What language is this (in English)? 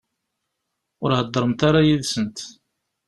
Kabyle